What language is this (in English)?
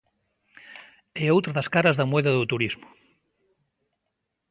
Galician